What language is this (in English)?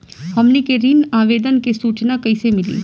Bhojpuri